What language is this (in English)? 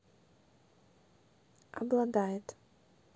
Russian